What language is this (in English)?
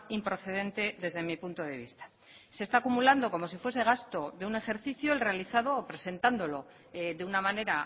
Spanish